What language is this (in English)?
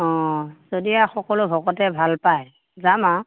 Assamese